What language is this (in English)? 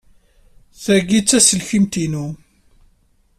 Kabyle